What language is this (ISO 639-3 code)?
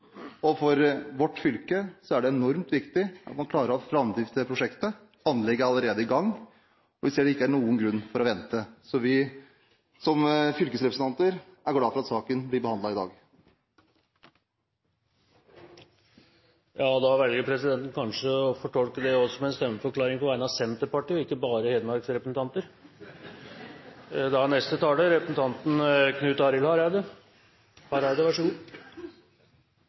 nor